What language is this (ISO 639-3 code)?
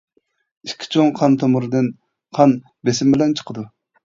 uig